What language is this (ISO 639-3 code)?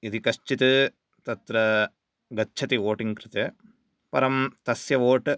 san